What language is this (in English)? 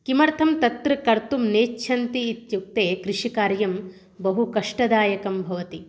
Sanskrit